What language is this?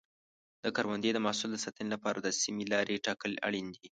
Pashto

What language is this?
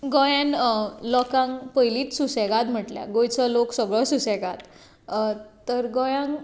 Konkani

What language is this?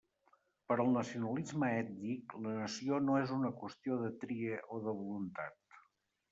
Catalan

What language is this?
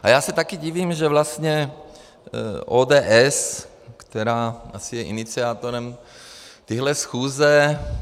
Czech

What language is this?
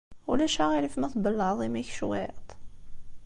Kabyle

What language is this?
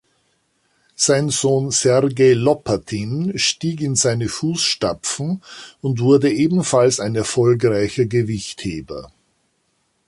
German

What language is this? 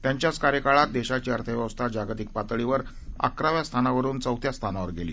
Marathi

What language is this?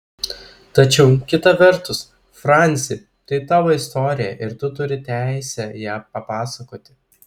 Lithuanian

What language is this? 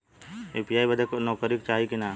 Bhojpuri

